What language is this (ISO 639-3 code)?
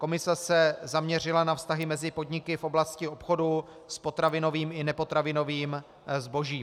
ces